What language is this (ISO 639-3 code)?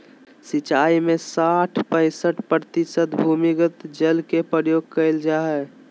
mag